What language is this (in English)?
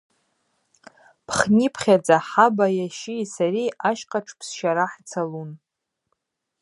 Abaza